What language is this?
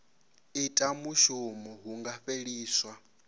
Venda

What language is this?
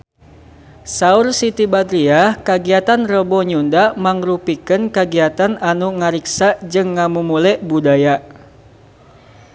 Sundanese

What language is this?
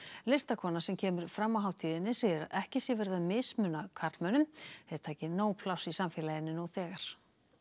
Icelandic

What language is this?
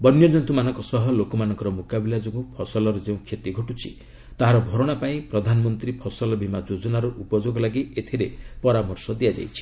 Odia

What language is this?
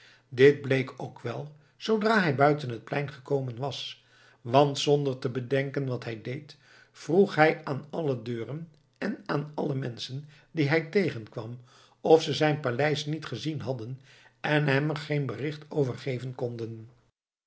Dutch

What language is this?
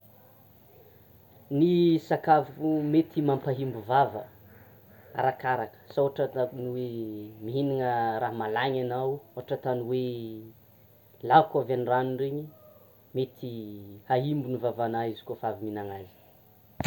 Tsimihety Malagasy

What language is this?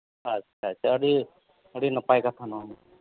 Santali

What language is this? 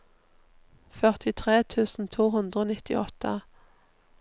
Norwegian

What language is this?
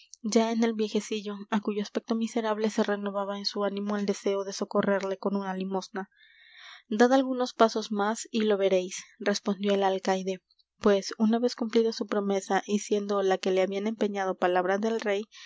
Spanish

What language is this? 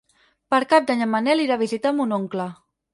Catalan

